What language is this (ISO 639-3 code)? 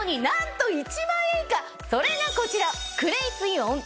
jpn